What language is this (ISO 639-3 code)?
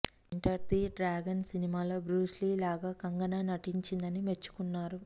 tel